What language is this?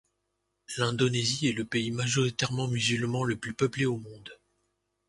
French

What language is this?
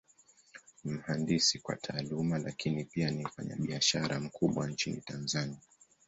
Swahili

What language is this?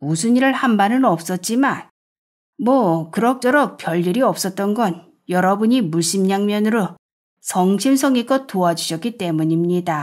Korean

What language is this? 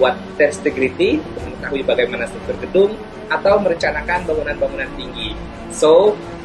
Indonesian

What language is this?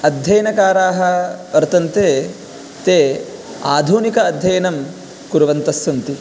Sanskrit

